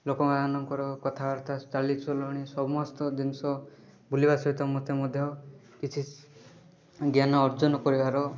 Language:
Odia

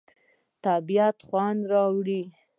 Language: Pashto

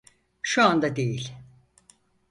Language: Turkish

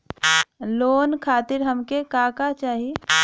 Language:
Bhojpuri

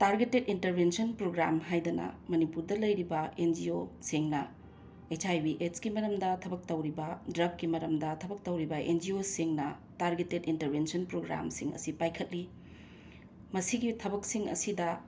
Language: Manipuri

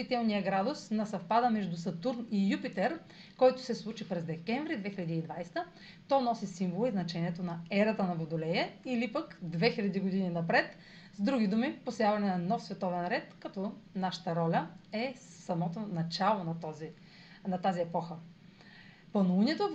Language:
Bulgarian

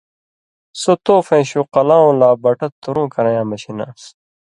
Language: Indus Kohistani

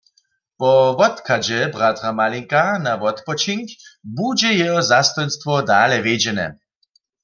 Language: Upper Sorbian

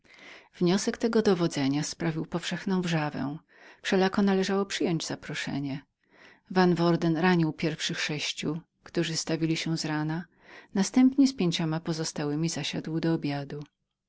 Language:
Polish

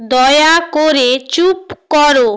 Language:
Bangla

